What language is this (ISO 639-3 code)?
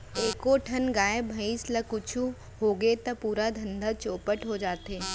hne